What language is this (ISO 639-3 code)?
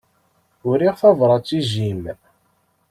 kab